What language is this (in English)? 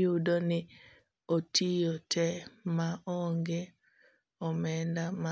Luo (Kenya and Tanzania)